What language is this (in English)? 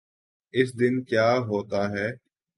Urdu